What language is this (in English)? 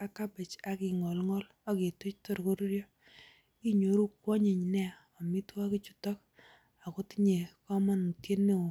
Kalenjin